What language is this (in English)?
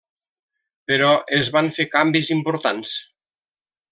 Catalan